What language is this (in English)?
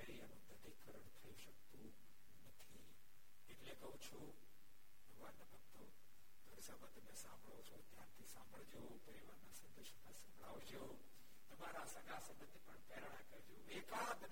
Gujarati